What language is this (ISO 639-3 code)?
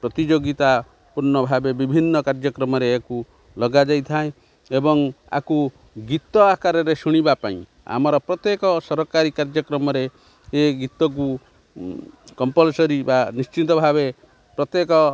ori